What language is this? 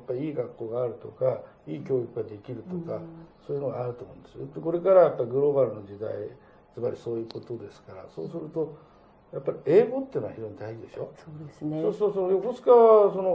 Japanese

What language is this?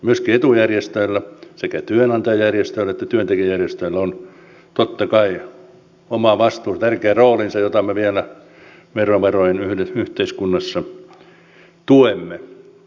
Finnish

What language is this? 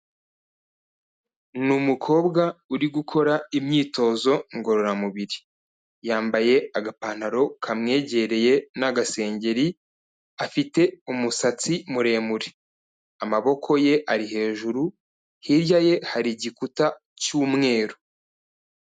Kinyarwanda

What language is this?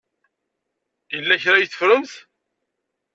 Kabyle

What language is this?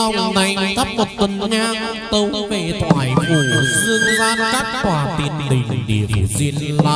Vietnamese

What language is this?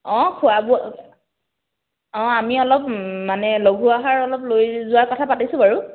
Assamese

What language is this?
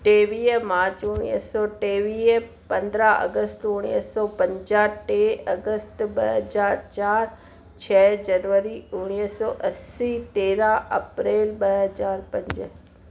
Sindhi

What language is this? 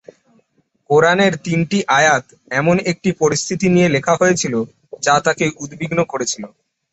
Bangla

